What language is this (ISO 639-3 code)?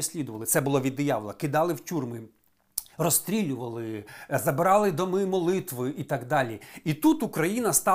ukr